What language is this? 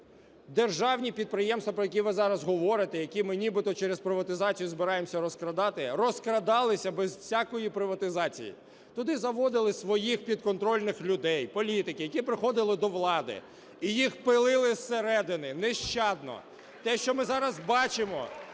Ukrainian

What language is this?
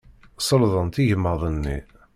Kabyle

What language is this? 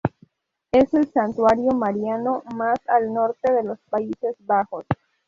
Spanish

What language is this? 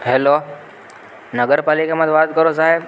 Gujarati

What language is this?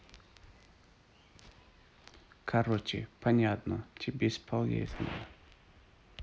Russian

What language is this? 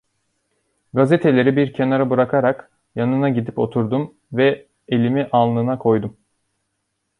Turkish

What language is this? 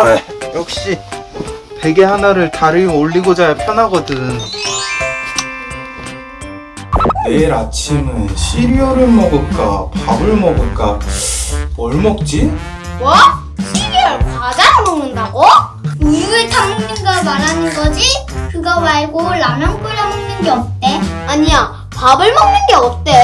Korean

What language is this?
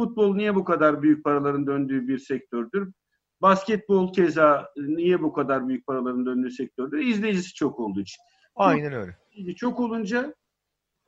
Turkish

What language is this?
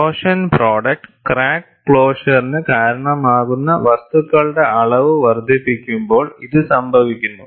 Malayalam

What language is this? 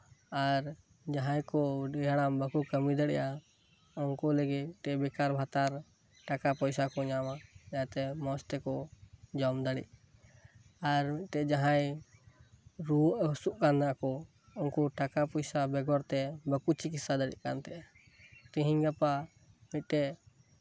Santali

